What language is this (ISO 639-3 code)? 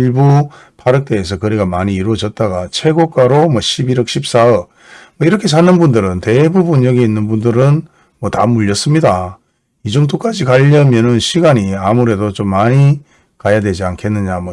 kor